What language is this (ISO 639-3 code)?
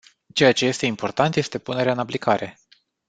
ron